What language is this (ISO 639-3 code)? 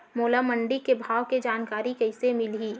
hne